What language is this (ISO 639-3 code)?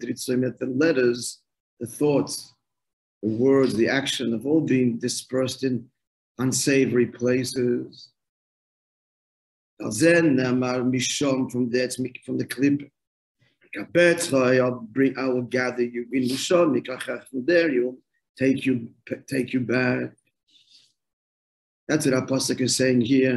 eng